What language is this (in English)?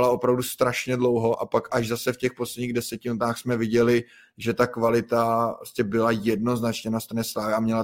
Czech